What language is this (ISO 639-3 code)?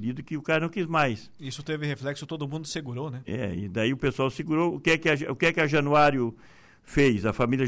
por